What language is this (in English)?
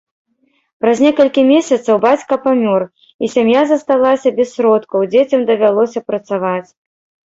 Belarusian